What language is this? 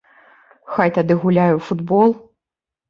Belarusian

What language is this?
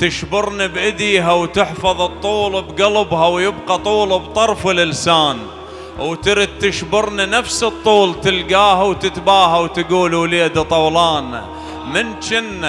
Arabic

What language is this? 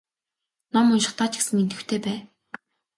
Mongolian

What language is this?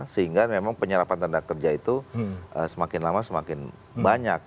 Indonesian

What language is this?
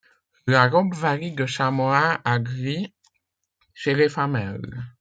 French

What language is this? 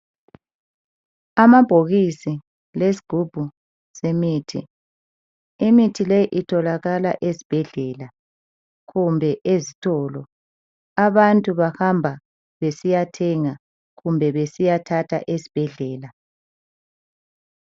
North Ndebele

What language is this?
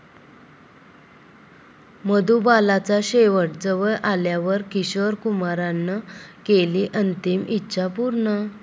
Marathi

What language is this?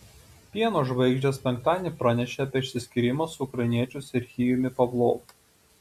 Lithuanian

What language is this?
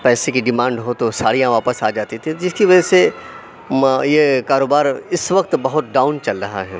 Urdu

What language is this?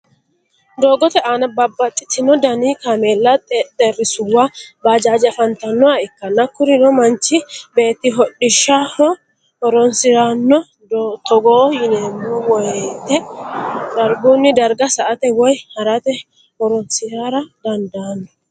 Sidamo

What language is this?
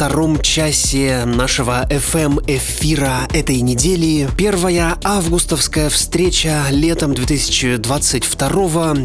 Russian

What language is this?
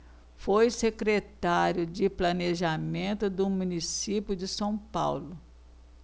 Portuguese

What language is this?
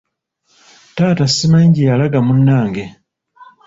Ganda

